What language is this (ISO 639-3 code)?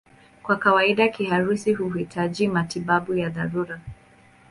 swa